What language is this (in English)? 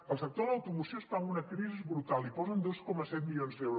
Catalan